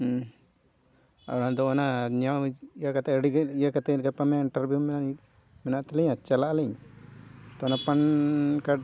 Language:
Santali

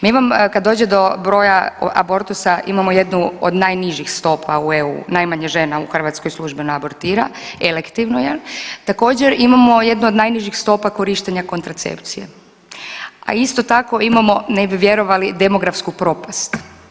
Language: Croatian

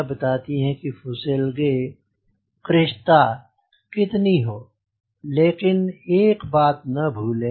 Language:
Hindi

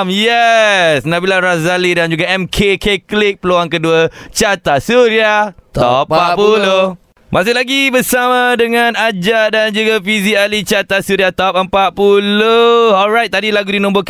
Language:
Malay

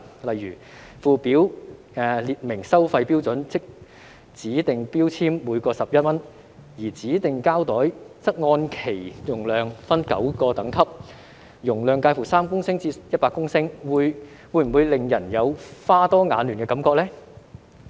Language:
Cantonese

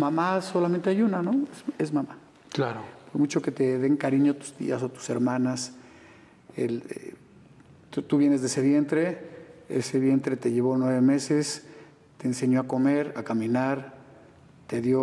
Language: Spanish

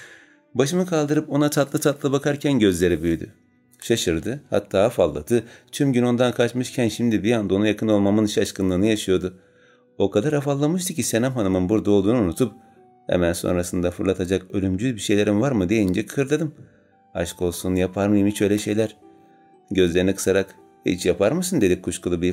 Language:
Turkish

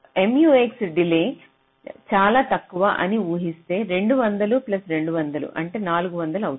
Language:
Telugu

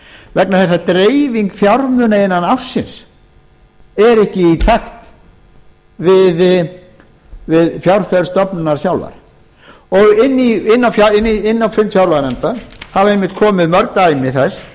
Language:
Icelandic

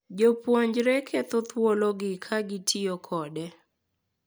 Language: Luo (Kenya and Tanzania)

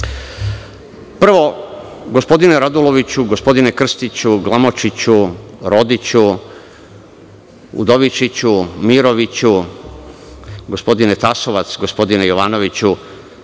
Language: Serbian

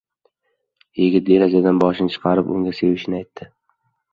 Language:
Uzbek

